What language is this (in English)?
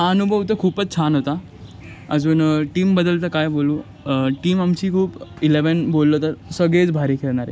Marathi